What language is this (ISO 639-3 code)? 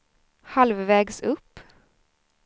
swe